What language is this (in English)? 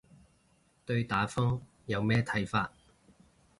Cantonese